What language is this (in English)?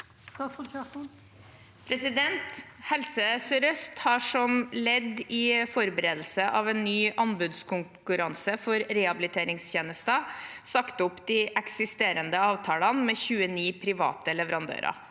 Norwegian